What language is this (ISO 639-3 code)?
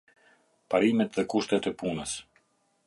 sqi